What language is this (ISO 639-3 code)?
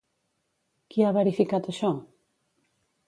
cat